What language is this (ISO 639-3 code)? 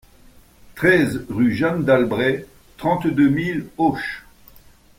fra